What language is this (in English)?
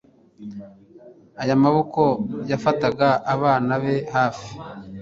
Kinyarwanda